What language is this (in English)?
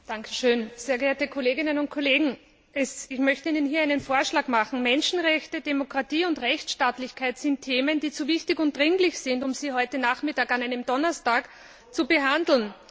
German